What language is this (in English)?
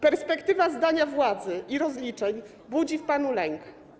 Polish